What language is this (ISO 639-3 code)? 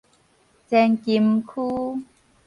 nan